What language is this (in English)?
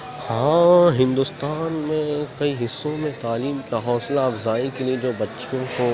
Urdu